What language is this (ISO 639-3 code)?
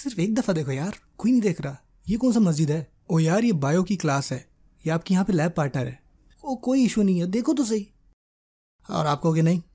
urd